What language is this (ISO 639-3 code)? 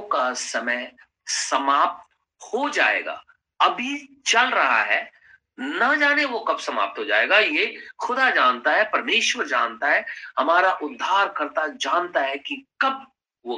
hin